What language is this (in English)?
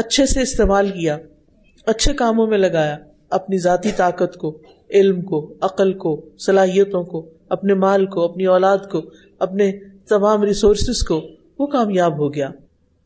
Urdu